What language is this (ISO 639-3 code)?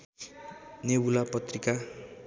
nep